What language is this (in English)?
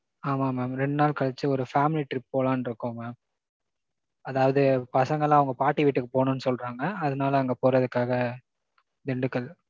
Tamil